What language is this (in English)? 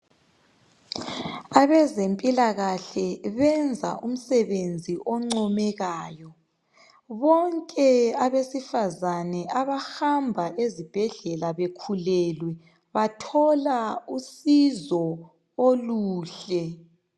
North Ndebele